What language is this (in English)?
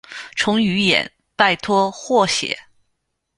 Chinese